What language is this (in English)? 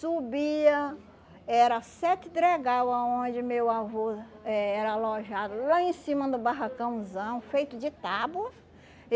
Portuguese